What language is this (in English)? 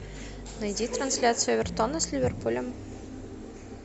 Russian